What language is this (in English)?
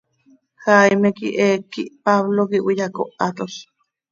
Seri